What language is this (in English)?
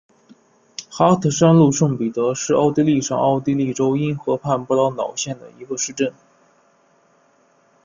Chinese